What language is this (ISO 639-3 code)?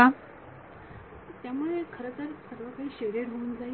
mar